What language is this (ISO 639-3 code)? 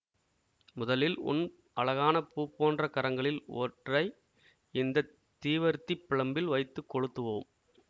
tam